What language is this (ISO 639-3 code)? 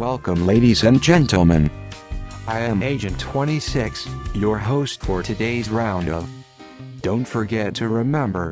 eng